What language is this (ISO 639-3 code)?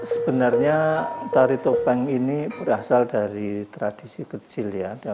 ind